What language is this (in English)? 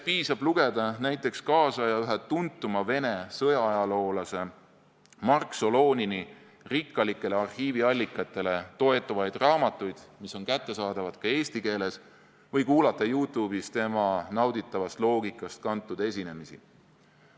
Estonian